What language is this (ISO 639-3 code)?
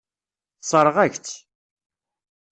kab